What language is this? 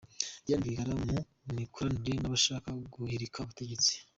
Kinyarwanda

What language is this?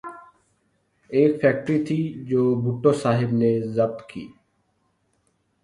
Urdu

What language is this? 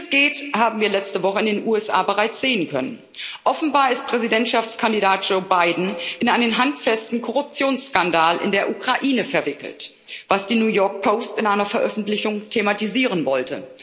German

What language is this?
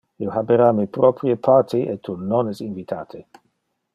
Interlingua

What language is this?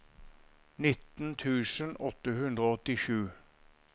Norwegian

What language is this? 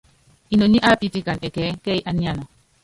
Yangben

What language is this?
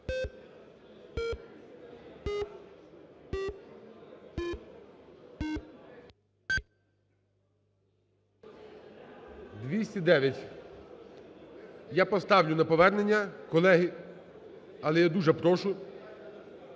Ukrainian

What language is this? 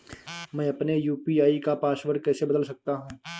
Hindi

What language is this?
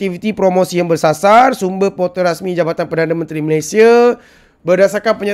Malay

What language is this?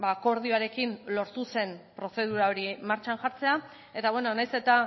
Basque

